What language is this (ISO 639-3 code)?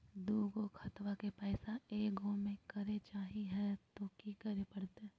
mag